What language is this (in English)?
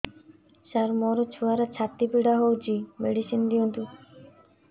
Odia